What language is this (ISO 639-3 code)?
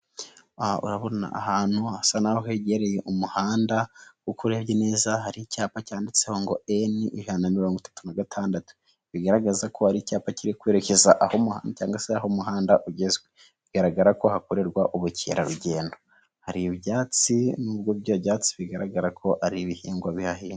kin